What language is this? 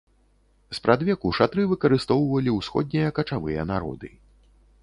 Belarusian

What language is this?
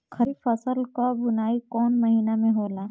Bhojpuri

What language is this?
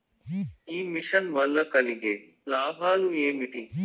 Telugu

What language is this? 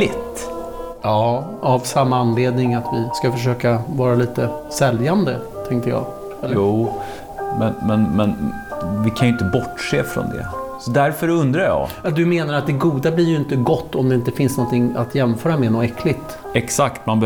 Swedish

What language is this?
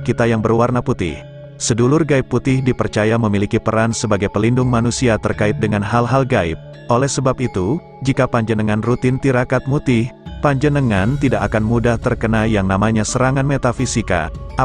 Indonesian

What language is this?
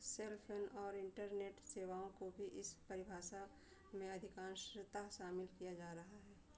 Hindi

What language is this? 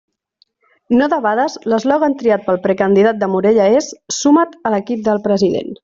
Catalan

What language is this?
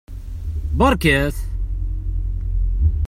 Kabyle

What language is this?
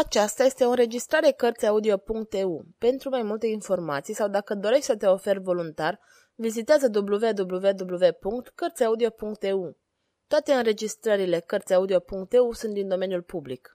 Romanian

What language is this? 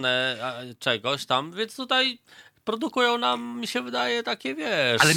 Polish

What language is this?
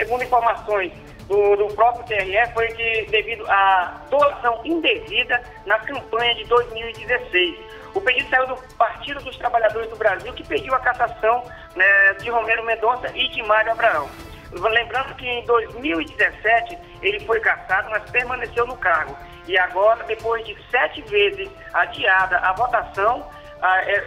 Portuguese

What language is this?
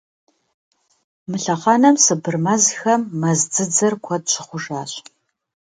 Kabardian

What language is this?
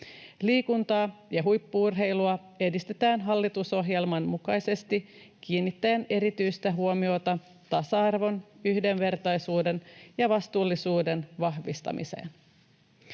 Finnish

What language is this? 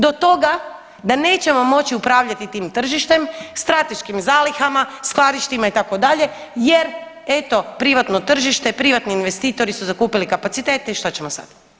Croatian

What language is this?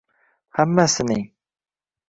Uzbek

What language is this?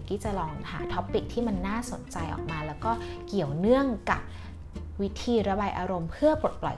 Thai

